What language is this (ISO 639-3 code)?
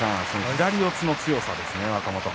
jpn